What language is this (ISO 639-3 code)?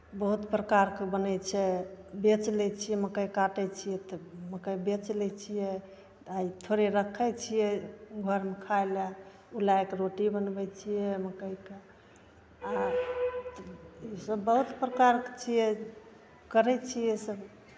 mai